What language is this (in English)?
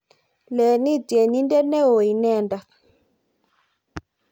Kalenjin